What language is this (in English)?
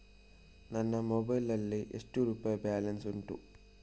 Kannada